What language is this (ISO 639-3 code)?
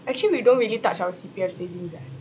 eng